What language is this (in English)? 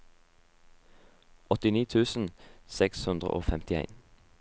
Norwegian